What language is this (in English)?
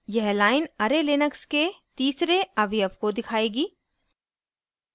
Hindi